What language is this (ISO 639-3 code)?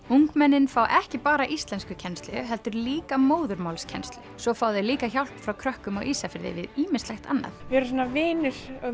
isl